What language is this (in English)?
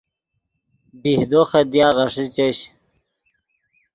Yidgha